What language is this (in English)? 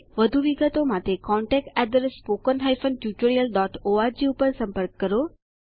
Gujarati